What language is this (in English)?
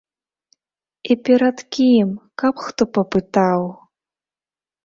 Belarusian